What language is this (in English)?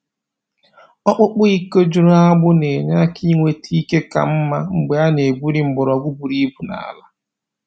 Igbo